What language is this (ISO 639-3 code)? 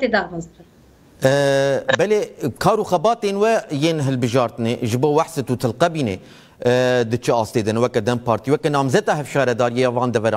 ara